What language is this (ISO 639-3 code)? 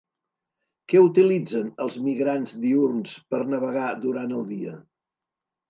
cat